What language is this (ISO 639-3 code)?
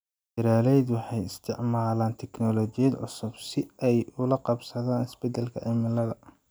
som